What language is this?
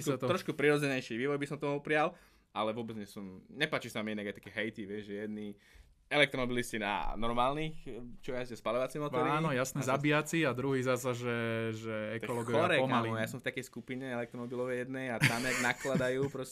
Slovak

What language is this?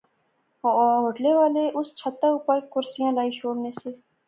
Pahari-Potwari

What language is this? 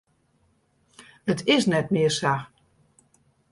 Western Frisian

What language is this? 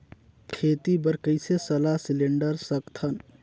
Chhattisgarhi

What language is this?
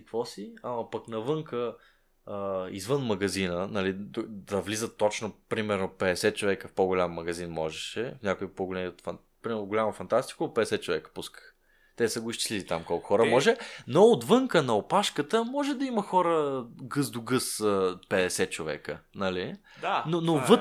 Bulgarian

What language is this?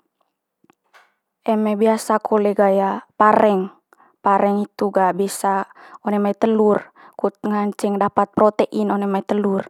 Manggarai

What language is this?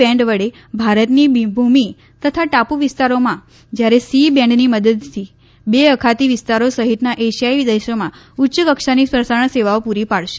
Gujarati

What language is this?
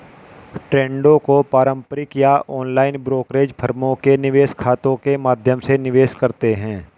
Hindi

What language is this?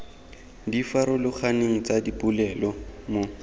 Tswana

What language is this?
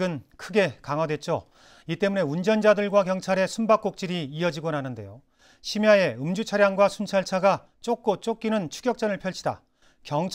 Korean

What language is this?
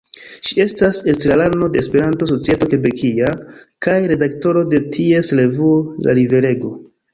Esperanto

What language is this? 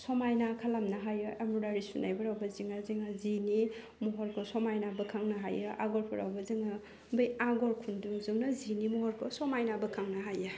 Bodo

